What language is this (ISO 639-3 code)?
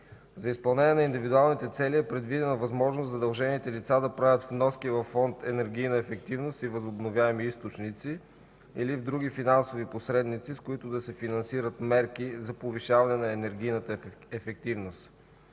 bul